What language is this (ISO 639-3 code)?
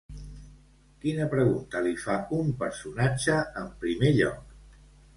cat